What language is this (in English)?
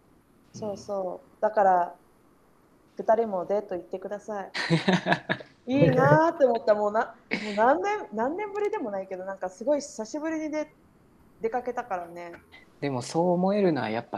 Japanese